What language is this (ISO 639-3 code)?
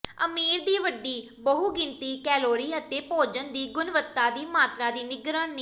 pan